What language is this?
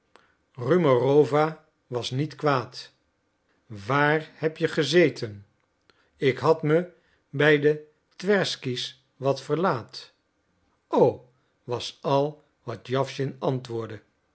Dutch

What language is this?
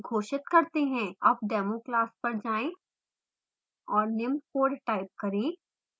Hindi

